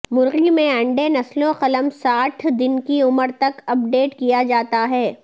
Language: Urdu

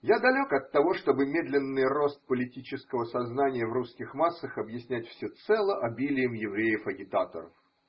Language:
Russian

